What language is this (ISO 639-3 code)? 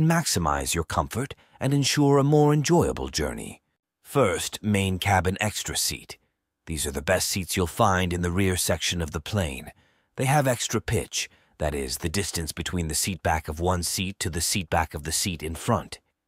eng